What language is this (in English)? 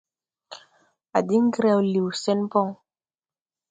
Tupuri